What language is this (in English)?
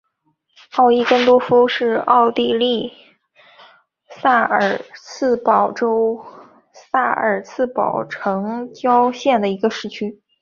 Chinese